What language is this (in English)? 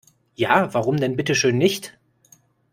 German